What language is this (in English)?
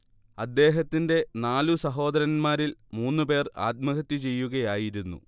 Malayalam